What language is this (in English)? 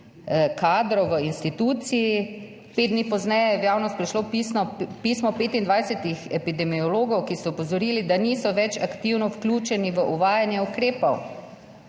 Slovenian